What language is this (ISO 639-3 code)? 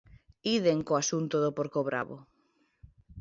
glg